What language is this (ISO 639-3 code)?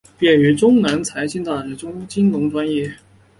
zho